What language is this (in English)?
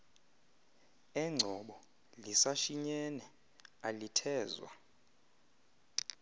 Xhosa